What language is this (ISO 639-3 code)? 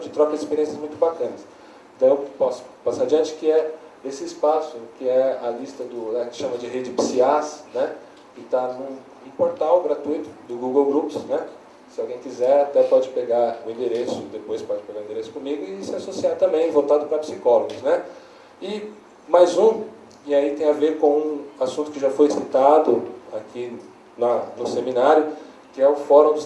por